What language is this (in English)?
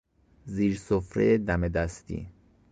Persian